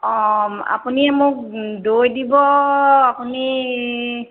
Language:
Assamese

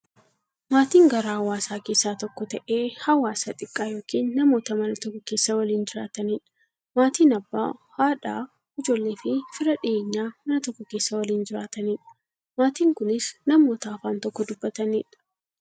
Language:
Oromo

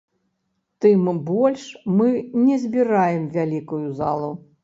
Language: Belarusian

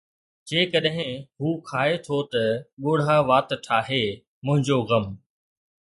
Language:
Sindhi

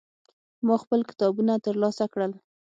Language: Pashto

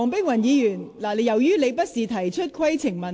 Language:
Cantonese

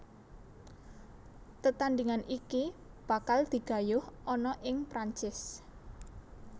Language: Javanese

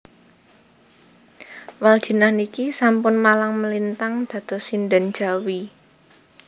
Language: Javanese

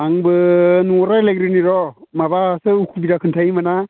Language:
Bodo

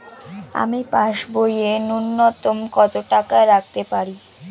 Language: Bangla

